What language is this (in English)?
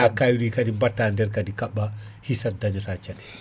Fula